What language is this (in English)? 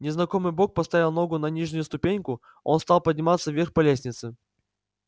Russian